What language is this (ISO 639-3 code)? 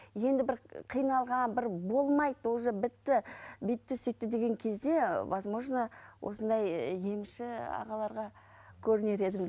kaz